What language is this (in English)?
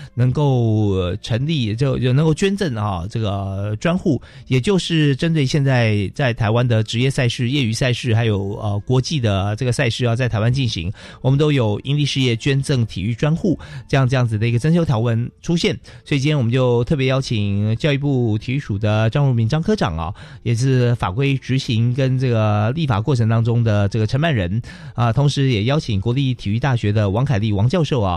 Chinese